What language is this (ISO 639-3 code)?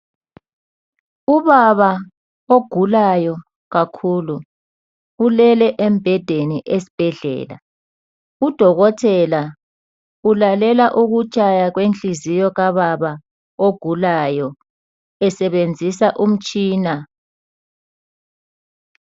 nde